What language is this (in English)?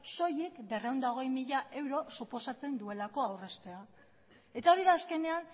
Basque